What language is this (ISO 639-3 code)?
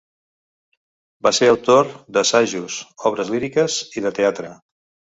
cat